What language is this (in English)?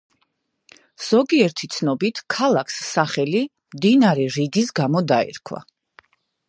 Georgian